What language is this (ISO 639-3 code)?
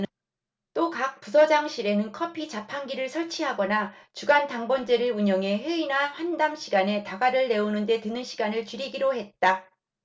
kor